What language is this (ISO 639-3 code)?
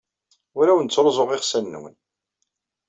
kab